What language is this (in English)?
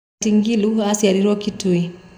Kikuyu